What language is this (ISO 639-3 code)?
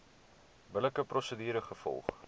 afr